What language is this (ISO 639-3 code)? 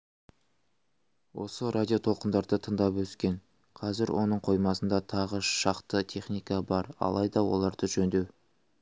kaz